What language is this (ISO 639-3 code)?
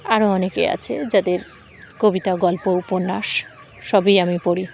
ben